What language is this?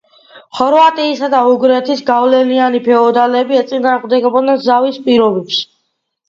Georgian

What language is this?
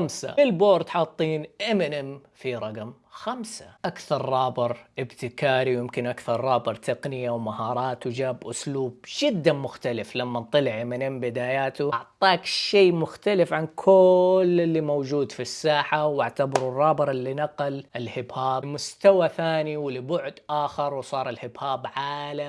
Arabic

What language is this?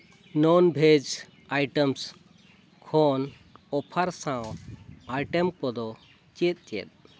Santali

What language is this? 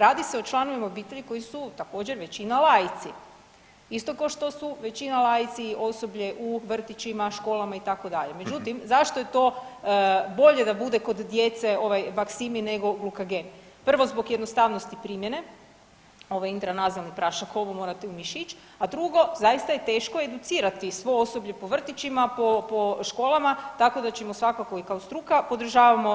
Croatian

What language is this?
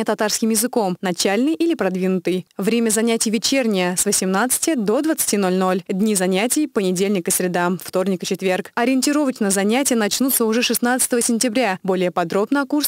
Russian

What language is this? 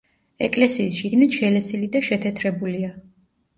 Georgian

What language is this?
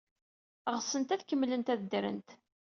Kabyle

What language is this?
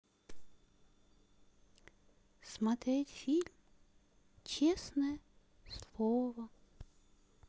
Russian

